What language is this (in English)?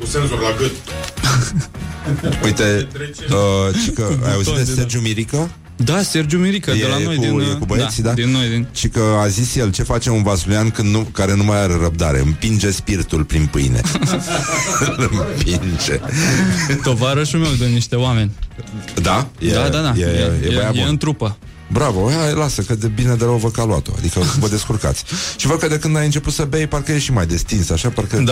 Romanian